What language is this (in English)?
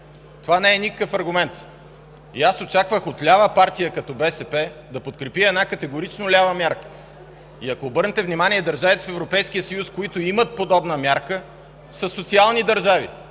Bulgarian